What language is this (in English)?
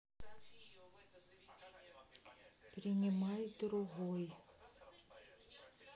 Russian